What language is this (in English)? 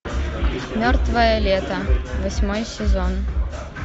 Russian